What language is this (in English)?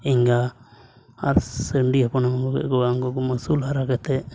Santali